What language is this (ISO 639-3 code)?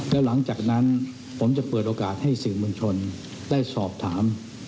tha